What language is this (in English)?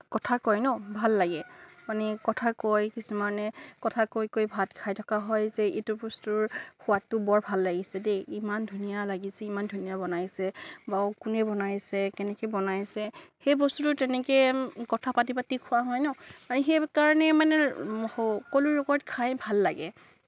Assamese